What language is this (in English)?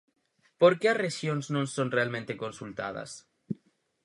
Galician